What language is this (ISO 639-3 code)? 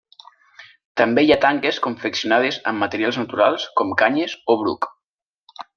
cat